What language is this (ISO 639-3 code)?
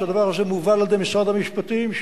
heb